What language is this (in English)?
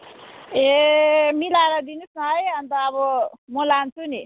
Nepali